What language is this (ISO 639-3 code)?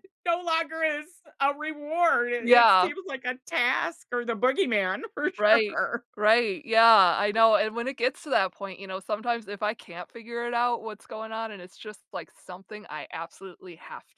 eng